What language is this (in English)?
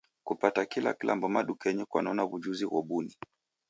Taita